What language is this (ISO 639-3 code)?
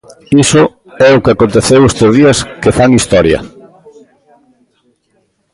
glg